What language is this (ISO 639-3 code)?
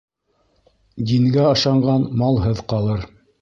bak